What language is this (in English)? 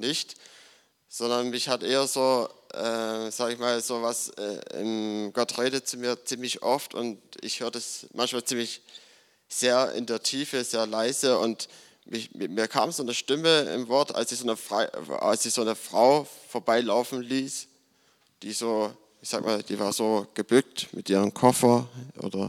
German